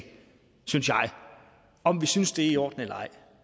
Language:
Danish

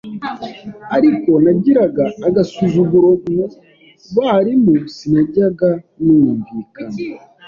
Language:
Kinyarwanda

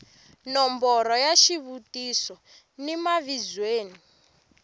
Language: Tsonga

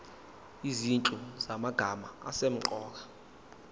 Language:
Zulu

